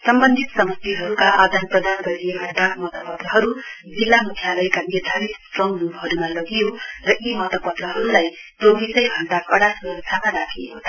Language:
Nepali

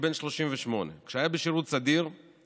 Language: Hebrew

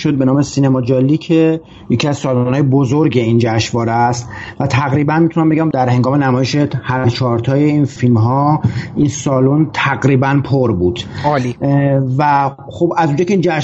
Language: Persian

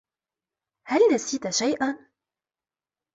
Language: Arabic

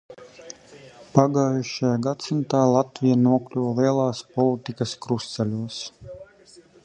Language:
Latvian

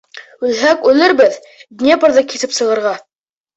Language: Bashkir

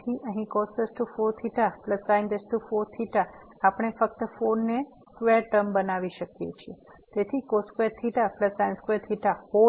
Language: Gujarati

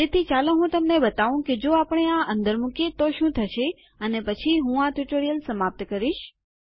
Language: Gujarati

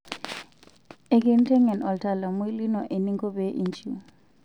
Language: Masai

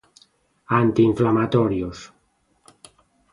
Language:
Galician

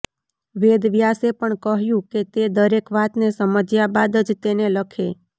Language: Gujarati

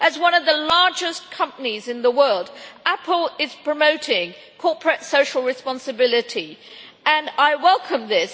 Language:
English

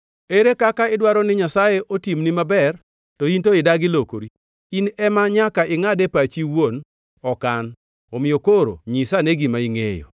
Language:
Luo (Kenya and Tanzania)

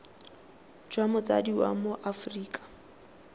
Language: Tswana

